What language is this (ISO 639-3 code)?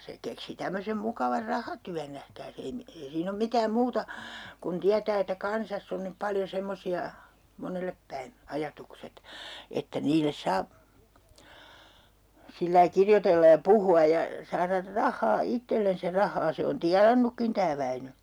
fin